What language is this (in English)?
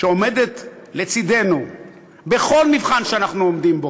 Hebrew